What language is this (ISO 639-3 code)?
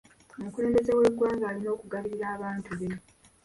lug